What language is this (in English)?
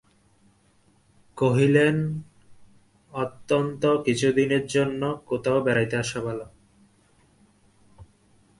Bangla